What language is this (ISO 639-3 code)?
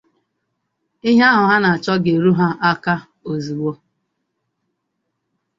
ibo